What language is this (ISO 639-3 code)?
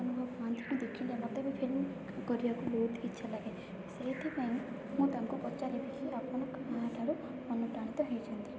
ori